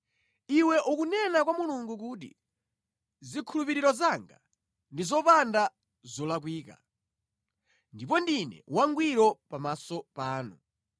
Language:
Nyanja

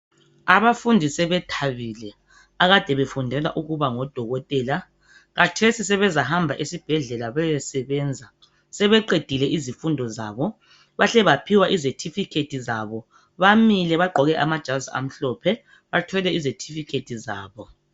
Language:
North Ndebele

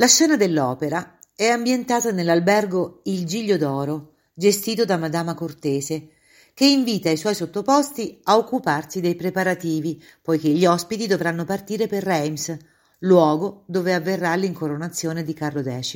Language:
Italian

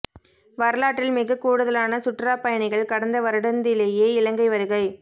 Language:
Tamil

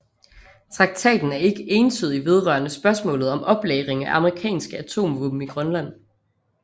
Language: Danish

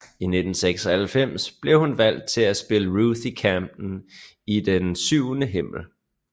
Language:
Danish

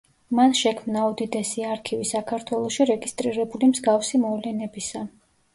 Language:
Georgian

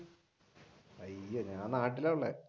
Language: Malayalam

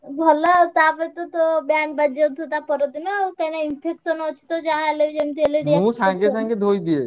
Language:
Odia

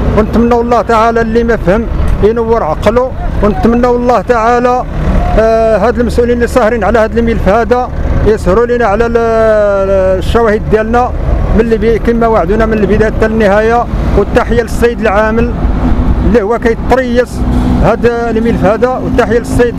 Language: Arabic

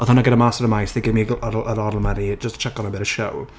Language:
Welsh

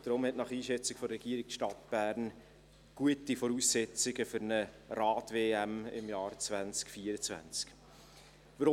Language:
Swiss German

